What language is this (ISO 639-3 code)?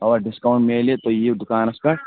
kas